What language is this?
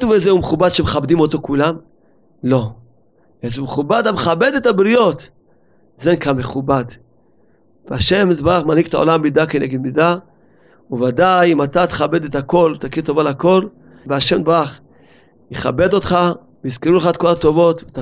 Hebrew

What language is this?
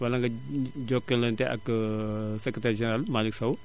Wolof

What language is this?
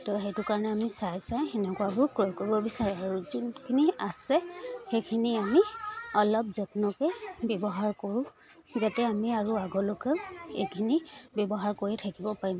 Assamese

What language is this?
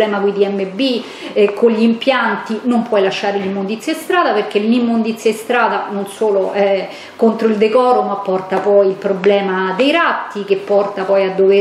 Italian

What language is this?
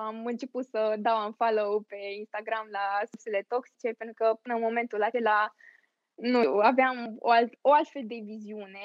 Romanian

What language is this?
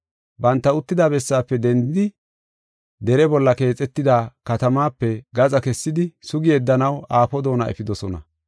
Gofa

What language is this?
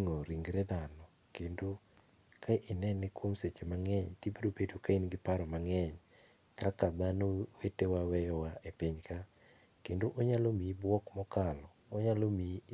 Luo (Kenya and Tanzania)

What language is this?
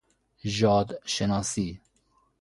Persian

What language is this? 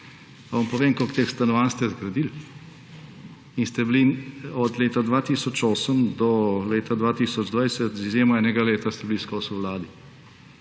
Slovenian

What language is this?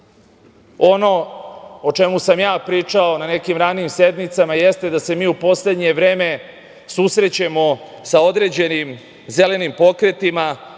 Serbian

